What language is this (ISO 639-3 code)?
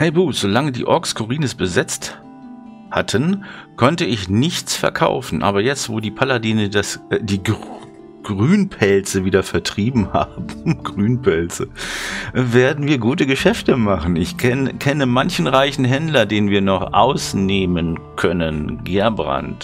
deu